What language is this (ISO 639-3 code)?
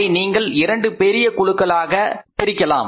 tam